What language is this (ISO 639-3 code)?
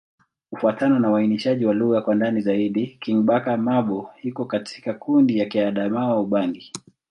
swa